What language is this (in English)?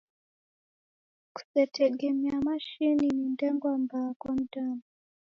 Taita